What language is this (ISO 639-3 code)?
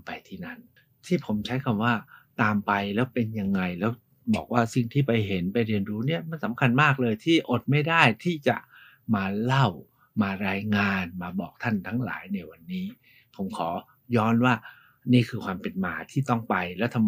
tha